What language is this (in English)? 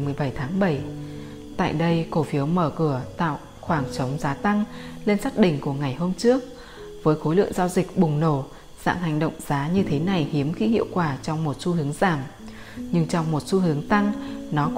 Vietnamese